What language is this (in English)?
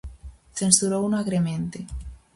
Galician